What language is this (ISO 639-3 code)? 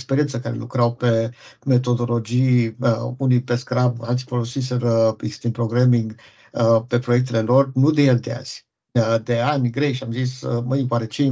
ron